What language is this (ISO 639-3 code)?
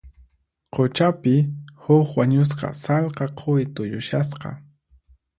qxp